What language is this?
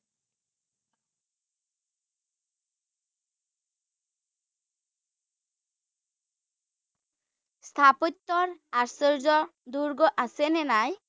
Assamese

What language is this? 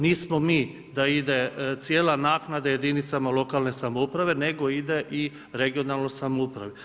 Croatian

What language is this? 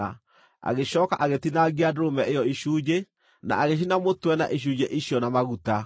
Kikuyu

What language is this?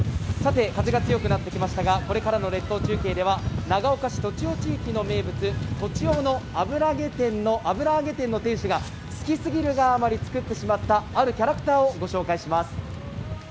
Japanese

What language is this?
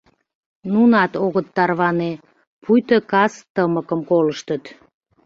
Mari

